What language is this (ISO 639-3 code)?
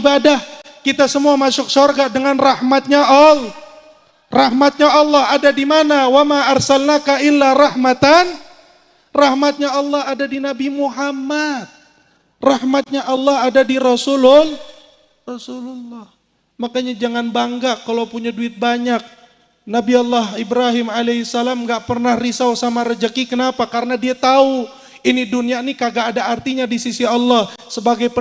ind